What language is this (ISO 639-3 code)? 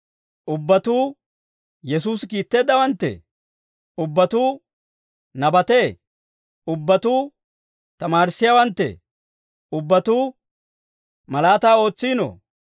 dwr